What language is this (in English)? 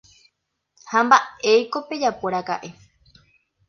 Guarani